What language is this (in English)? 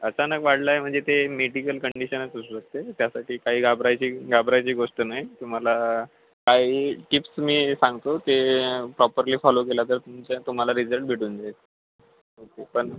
Marathi